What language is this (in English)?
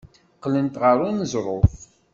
Kabyle